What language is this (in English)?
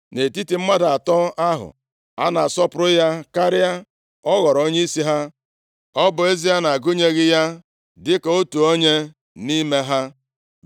Igbo